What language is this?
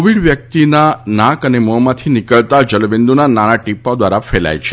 Gujarati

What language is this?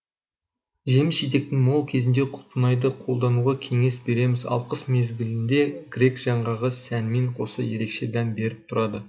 Kazakh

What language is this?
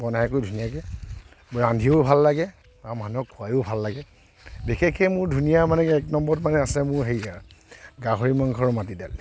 Assamese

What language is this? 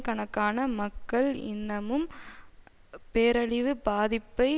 Tamil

